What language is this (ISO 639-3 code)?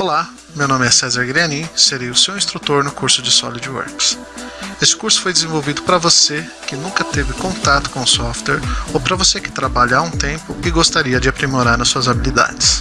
por